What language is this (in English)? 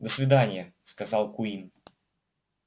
Russian